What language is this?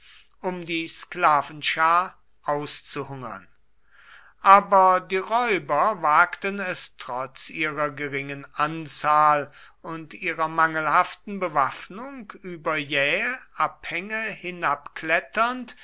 German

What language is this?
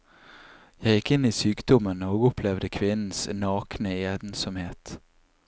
Norwegian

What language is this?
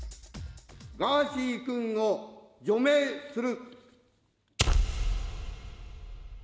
Japanese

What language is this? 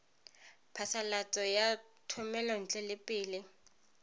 Tswana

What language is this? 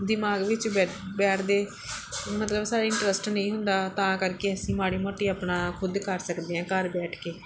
Punjabi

